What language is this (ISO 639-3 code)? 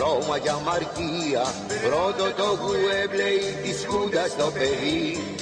ell